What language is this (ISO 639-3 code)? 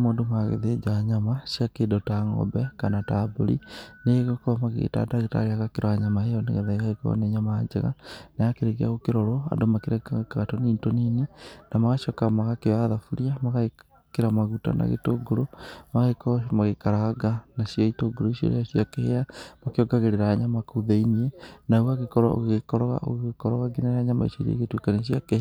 kik